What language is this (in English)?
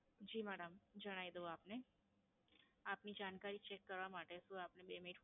Gujarati